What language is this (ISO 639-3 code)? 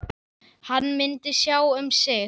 isl